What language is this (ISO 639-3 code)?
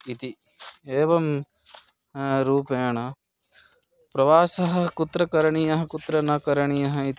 san